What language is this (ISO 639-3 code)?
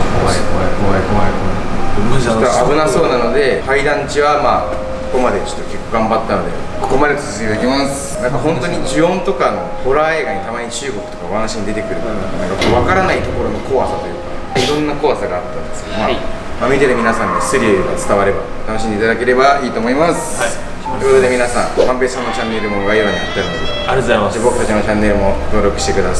jpn